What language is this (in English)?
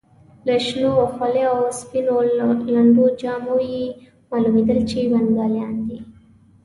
Pashto